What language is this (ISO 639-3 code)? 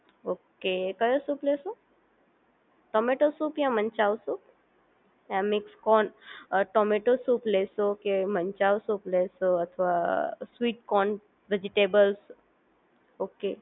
guj